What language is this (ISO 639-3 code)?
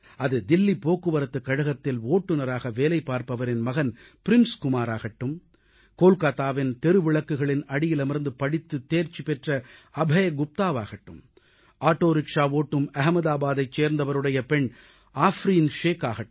tam